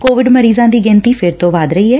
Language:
Punjabi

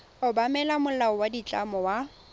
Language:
Tswana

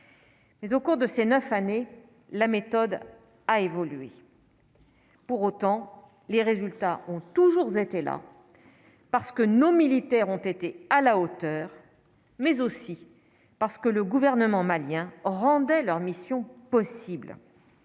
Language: French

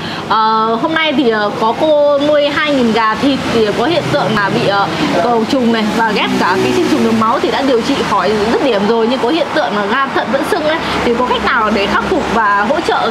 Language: Vietnamese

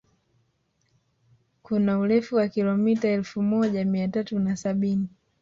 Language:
Swahili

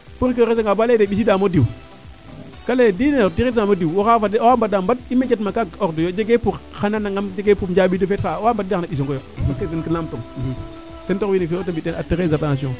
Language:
Serer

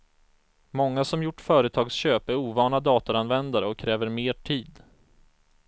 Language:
Swedish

